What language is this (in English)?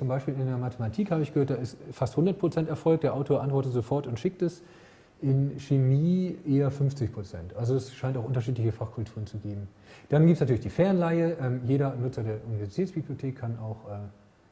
German